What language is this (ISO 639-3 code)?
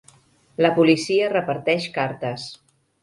cat